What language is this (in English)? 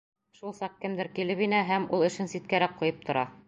Bashkir